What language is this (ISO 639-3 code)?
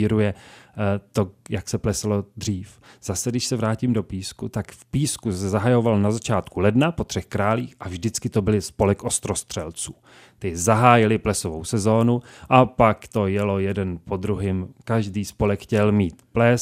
ces